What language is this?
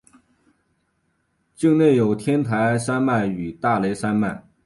Chinese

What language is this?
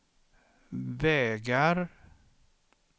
Swedish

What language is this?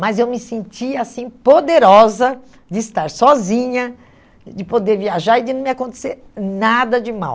Portuguese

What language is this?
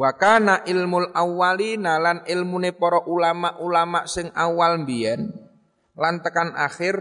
Indonesian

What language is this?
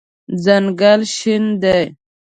Pashto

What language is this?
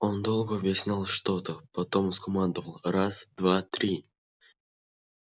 Russian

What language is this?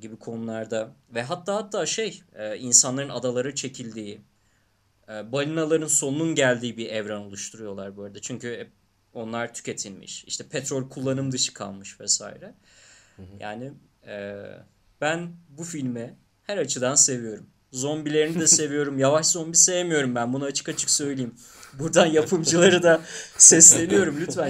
Turkish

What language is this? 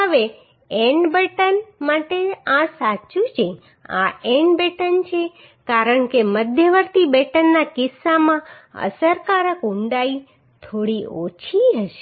Gujarati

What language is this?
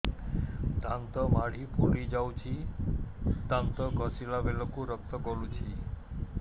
Odia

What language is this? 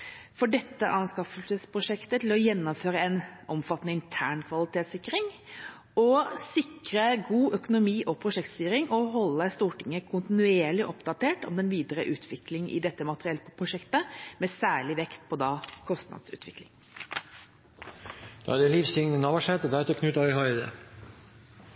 Norwegian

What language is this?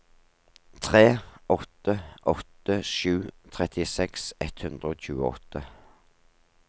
Norwegian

